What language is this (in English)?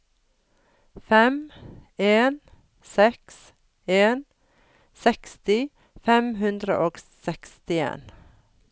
Norwegian